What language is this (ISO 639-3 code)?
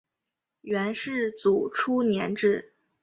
zho